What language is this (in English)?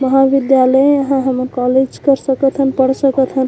Chhattisgarhi